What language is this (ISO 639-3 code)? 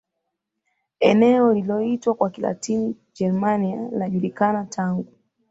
swa